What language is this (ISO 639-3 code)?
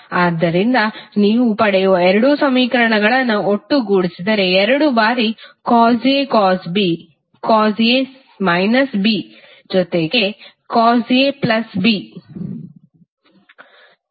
kan